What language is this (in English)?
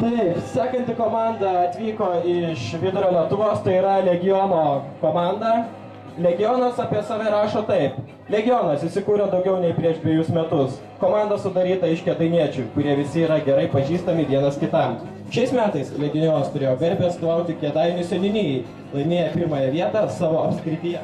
Lithuanian